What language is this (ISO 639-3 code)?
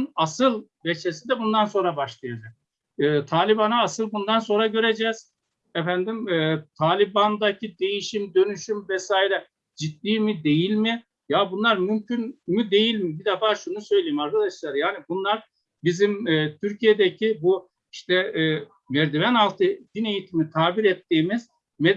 tur